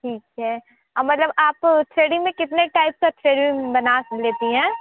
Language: Hindi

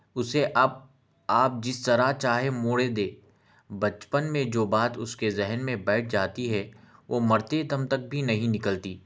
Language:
Urdu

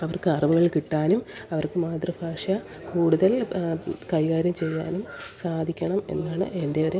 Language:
Malayalam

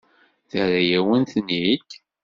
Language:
Kabyle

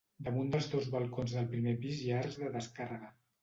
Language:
Catalan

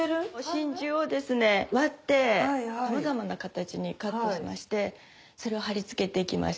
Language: Japanese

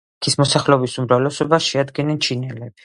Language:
Georgian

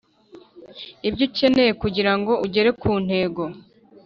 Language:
Kinyarwanda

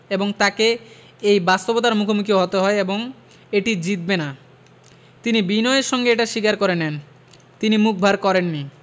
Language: Bangla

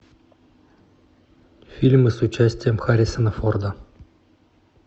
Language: Russian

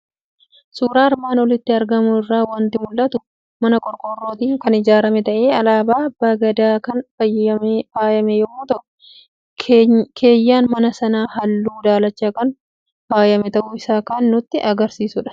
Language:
Oromo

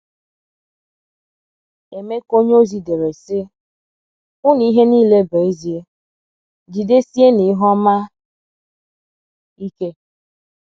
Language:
Igbo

